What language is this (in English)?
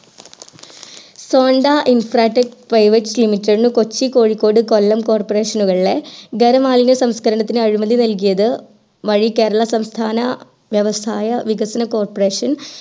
Malayalam